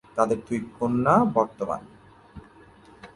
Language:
Bangla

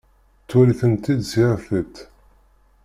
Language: Kabyle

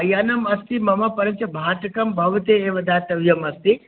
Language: Sanskrit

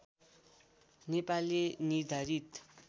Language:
Nepali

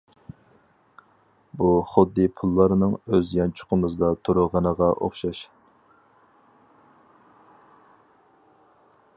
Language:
Uyghur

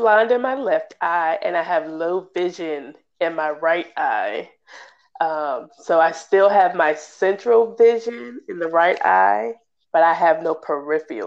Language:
English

